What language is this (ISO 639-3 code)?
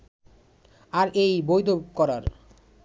ben